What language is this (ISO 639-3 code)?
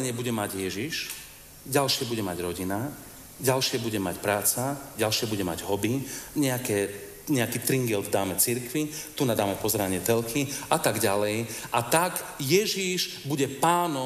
slk